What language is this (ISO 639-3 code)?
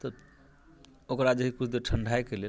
mai